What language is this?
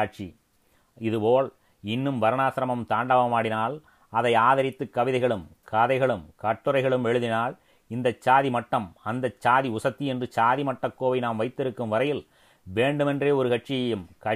Tamil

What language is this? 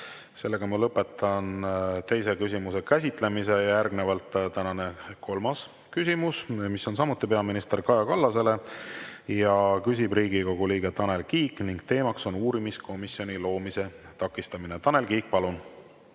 Estonian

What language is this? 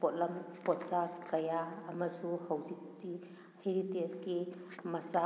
Manipuri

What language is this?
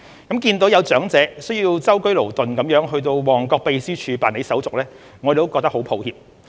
Cantonese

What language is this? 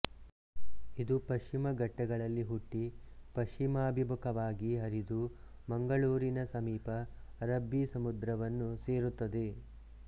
Kannada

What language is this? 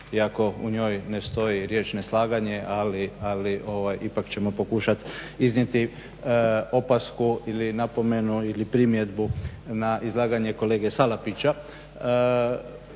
Croatian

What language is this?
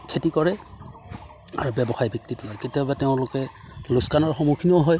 Assamese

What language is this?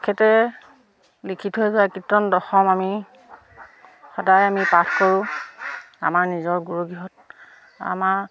Assamese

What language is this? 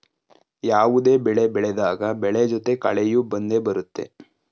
Kannada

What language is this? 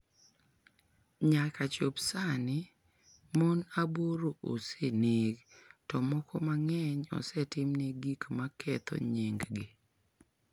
Luo (Kenya and Tanzania)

